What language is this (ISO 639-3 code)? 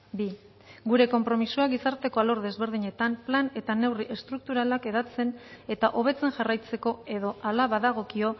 eus